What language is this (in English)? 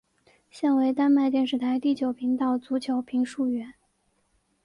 Chinese